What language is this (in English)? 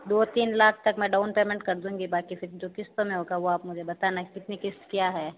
Hindi